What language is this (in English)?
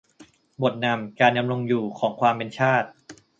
Thai